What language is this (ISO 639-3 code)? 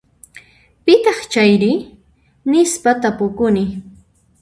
qxp